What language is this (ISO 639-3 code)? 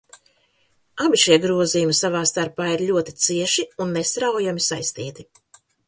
lav